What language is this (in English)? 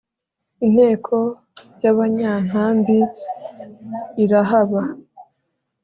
Kinyarwanda